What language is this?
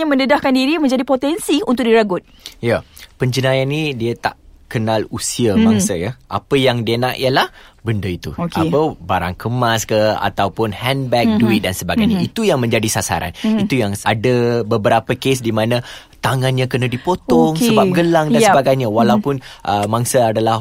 Malay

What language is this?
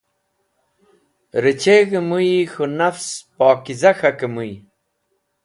Wakhi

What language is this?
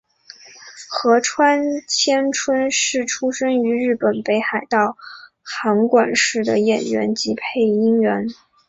Chinese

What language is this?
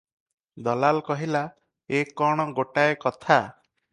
Odia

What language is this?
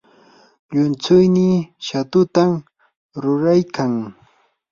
Yanahuanca Pasco Quechua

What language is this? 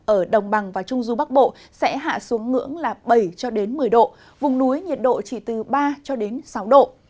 Vietnamese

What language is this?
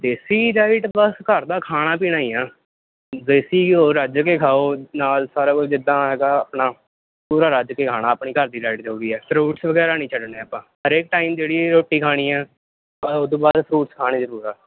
Punjabi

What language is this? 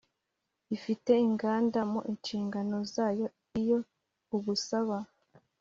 Kinyarwanda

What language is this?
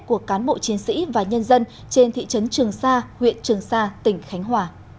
Vietnamese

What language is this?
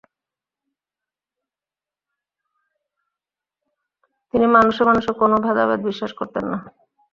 Bangla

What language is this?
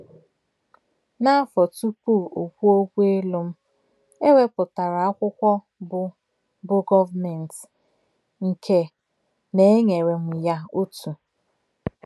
Igbo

